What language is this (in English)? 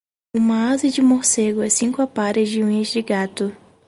Portuguese